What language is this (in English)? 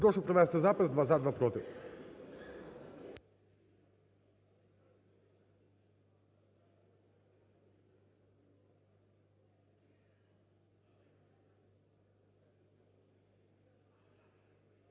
Ukrainian